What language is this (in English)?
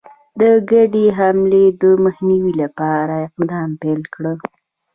Pashto